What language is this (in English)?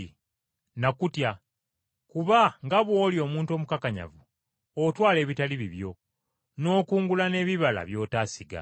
Ganda